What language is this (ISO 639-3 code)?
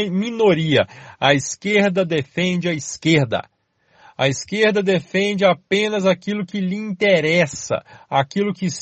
por